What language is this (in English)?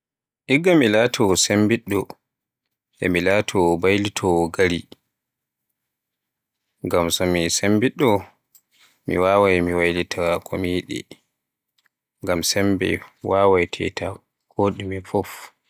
Borgu Fulfulde